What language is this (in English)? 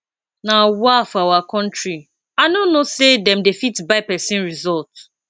Nigerian Pidgin